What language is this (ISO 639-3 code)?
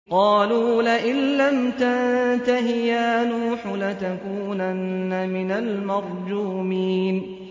ara